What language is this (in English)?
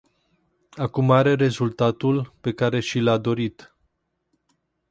Romanian